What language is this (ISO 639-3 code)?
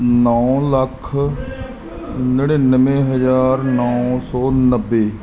pan